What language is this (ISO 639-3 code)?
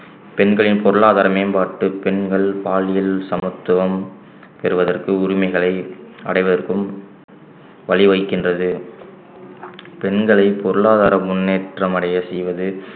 tam